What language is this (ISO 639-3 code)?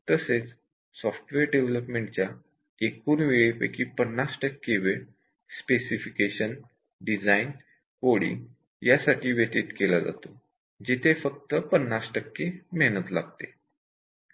mar